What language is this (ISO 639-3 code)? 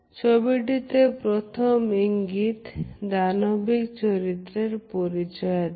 ben